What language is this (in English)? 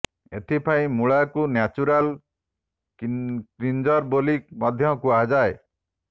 Odia